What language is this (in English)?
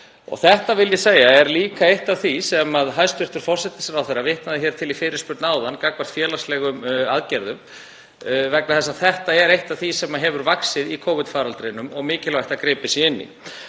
Icelandic